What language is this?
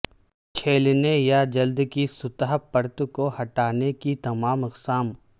Urdu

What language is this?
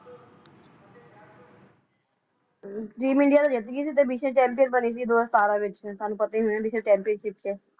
Punjabi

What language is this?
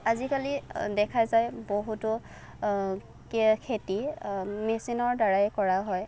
Assamese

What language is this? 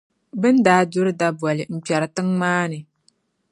Dagbani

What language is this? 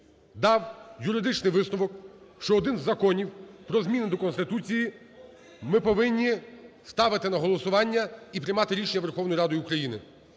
Ukrainian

